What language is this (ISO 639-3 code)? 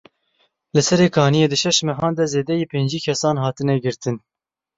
kur